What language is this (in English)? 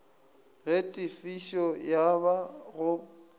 Northern Sotho